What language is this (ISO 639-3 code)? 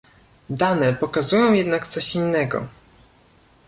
pol